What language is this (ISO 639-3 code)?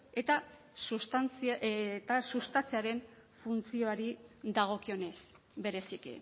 eus